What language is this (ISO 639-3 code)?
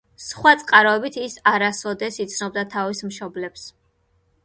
kat